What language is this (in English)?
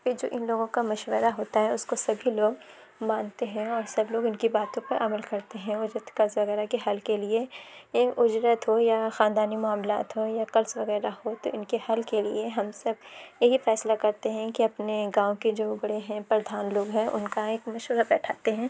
Urdu